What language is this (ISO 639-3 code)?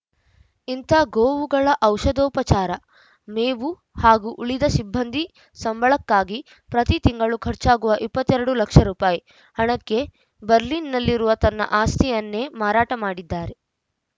kan